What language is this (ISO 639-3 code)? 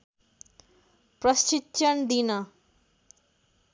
nep